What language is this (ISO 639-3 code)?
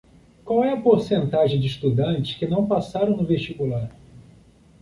por